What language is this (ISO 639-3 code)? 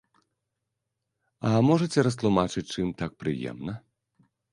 bel